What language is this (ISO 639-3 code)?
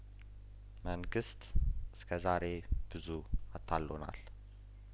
amh